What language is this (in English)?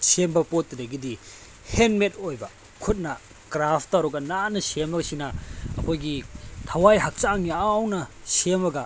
Manipuri